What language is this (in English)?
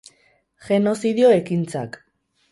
Basque